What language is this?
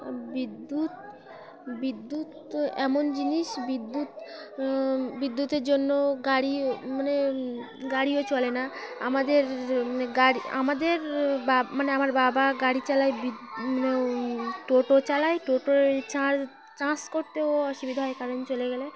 Bangla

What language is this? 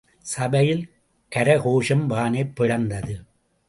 Tamil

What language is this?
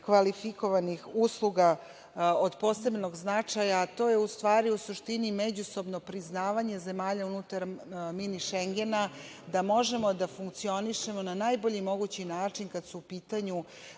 Serbian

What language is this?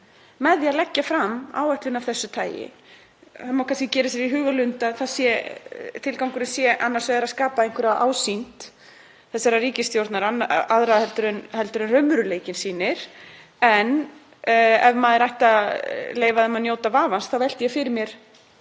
Icelandic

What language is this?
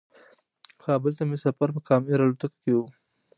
Pashto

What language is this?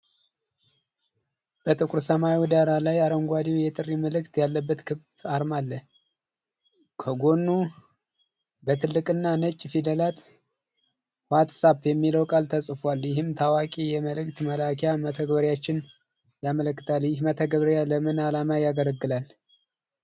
Amharic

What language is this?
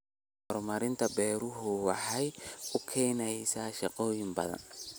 Somali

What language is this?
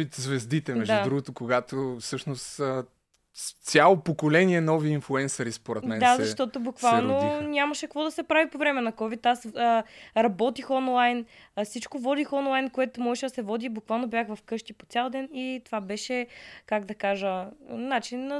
Bulgarian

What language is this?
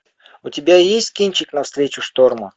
Russian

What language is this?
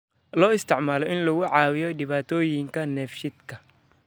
Somali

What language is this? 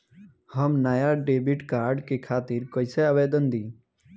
Bhojpuri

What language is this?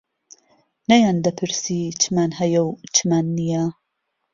Central Kurdish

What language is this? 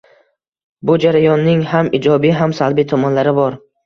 Uzbek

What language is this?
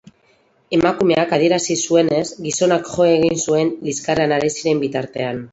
Basque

